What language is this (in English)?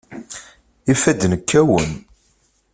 Kabyle